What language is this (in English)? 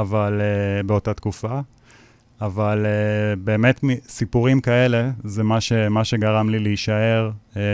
Hebrew